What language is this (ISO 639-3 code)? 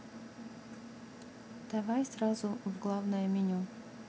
rus